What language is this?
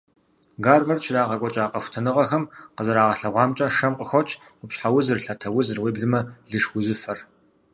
Kabardian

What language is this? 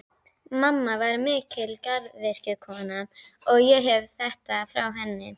Icelandic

